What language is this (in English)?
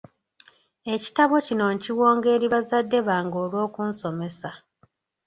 Ganda